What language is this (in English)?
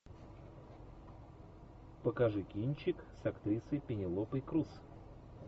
Russian